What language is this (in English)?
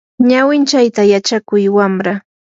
Yanahuanca Pasco Quechua